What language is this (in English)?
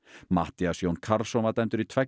Icelandic